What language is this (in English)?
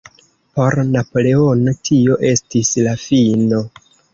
Esperanto